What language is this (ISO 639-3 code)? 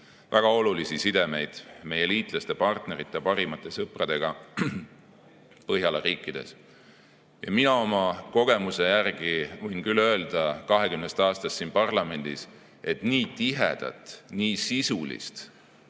est